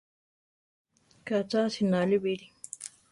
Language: Central Tarahumara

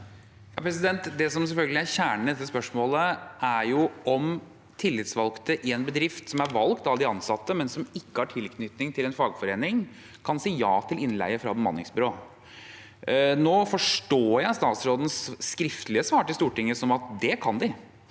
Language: Norwegian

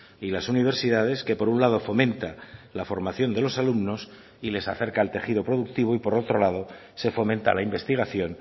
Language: Spanish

